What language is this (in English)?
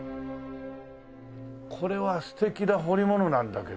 Japanese